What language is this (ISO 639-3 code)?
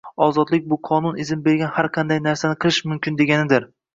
uzb